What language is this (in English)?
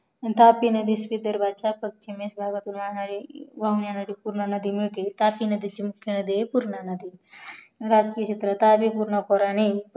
Marathi